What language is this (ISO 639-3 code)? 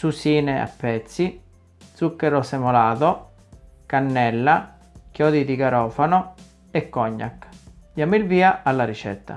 ita